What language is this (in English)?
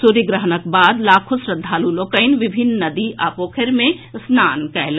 Maithili